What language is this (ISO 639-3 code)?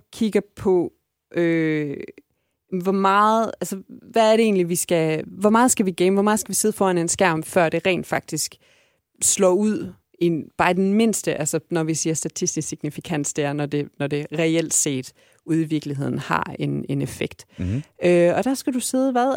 dan